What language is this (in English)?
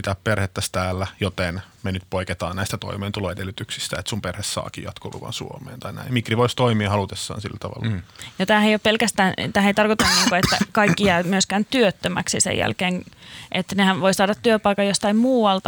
Finnish